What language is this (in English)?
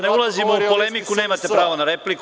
Serbian